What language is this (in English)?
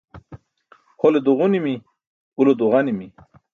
Burushaski